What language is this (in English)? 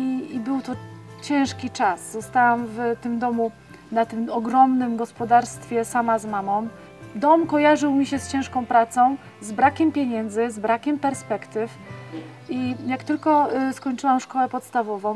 Polish